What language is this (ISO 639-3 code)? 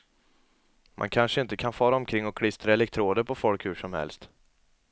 swe